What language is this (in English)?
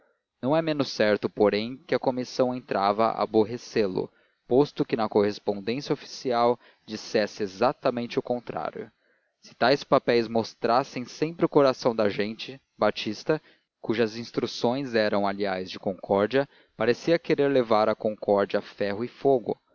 Portuguese